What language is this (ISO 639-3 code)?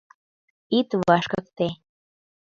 chm